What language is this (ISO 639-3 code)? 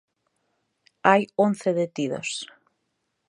glg